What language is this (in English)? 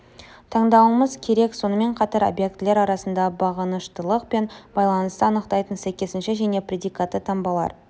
Kazakh